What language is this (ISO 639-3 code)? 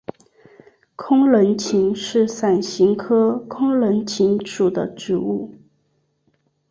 zho